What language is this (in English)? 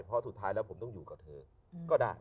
Thai